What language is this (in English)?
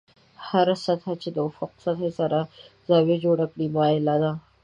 Pashto